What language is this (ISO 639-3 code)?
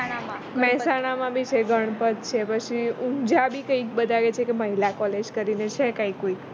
guj